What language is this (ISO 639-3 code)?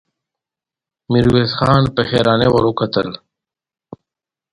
pus